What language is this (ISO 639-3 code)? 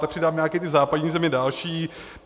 ces